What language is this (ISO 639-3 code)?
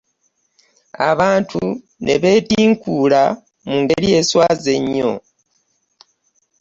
lug